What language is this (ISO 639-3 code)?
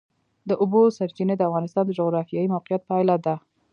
pus